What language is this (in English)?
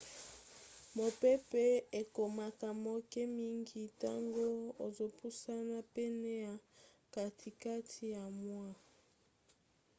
Lingala